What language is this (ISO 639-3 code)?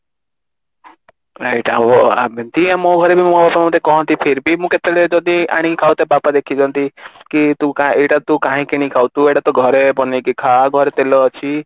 ori